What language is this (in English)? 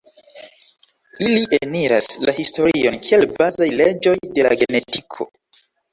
Esperanto